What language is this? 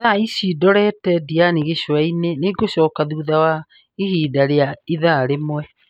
Kikuyu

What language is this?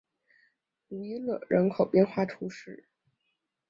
Chinese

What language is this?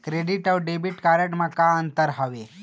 Chhattisgarhi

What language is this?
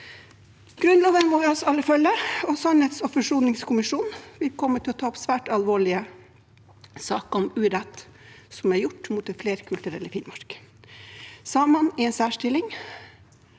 Norwegian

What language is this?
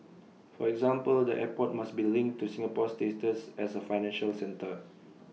English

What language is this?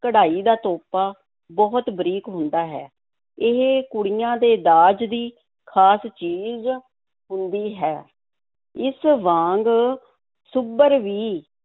Punjabi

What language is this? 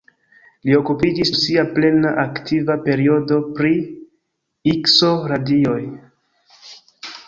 Esperanto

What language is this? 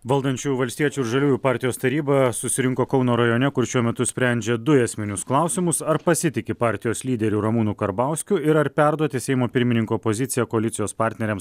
Lithuanian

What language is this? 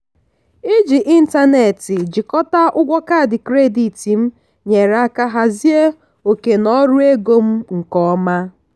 Igbo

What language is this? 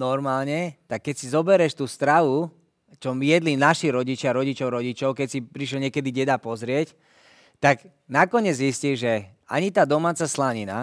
Slovak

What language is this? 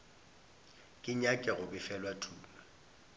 Northern Sotho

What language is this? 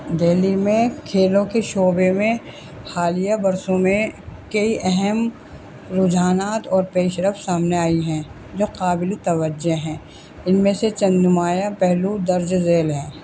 Urdu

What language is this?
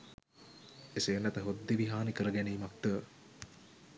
Sinhala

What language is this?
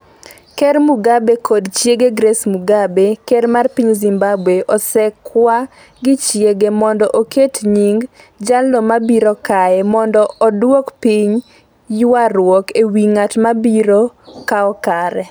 Luo (Kenya and Tanzania)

